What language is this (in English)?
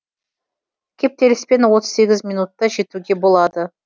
Kazakh